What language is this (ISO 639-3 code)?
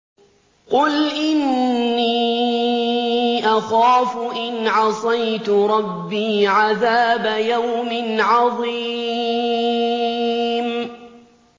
ara